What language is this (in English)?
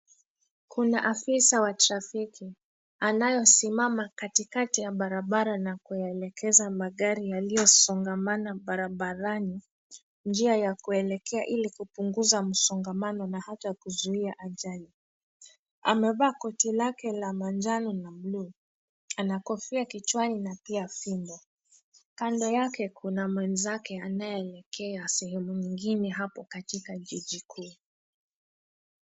Swahili